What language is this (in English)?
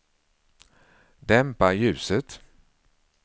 Swedish